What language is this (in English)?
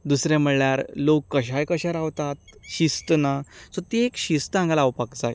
Konkani